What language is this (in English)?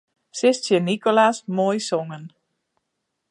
Western Frisian